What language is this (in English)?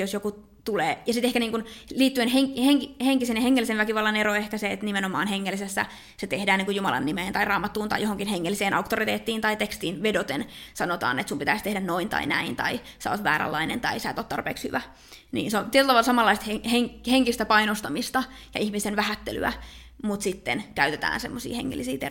Finnish